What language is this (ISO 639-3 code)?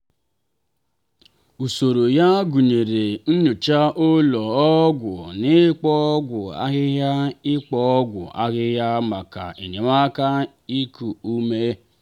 ibo